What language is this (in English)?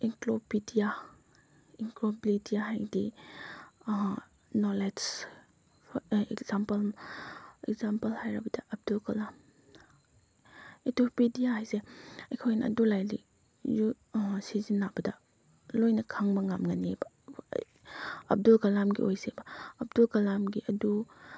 Manipuri